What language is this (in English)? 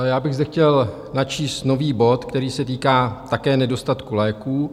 Czech